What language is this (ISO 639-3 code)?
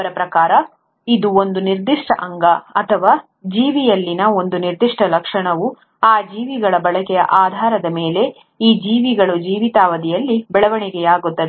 kan